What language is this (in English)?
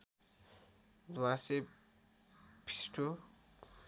Nepali